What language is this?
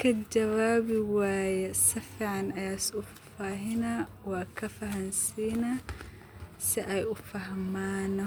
Somali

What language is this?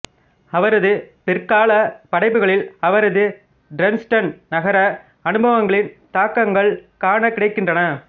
Tamil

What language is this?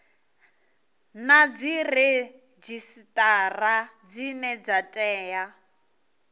Venda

